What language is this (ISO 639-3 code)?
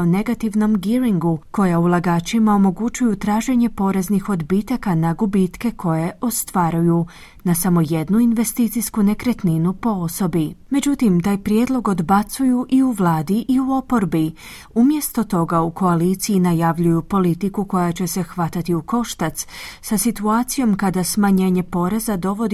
hrv